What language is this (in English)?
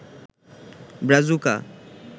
Bangla